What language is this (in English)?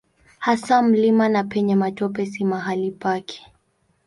Swahili